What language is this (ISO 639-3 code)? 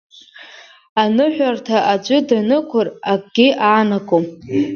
abk